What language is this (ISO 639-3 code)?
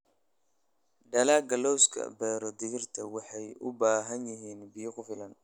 som